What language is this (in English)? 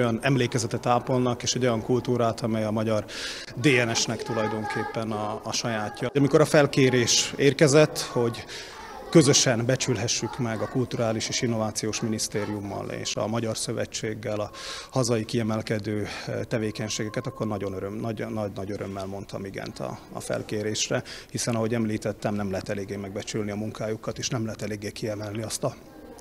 Hungarian